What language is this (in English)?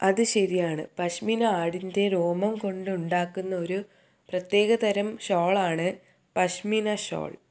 Malayalam